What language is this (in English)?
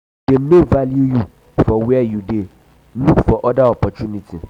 Nigerian Pidgin